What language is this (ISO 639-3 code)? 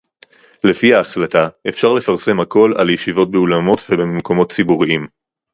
heb